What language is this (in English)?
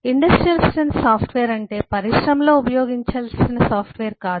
Telugu